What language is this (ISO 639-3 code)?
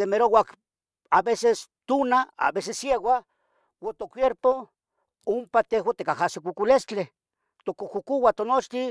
nhg